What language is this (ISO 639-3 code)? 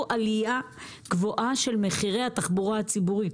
heb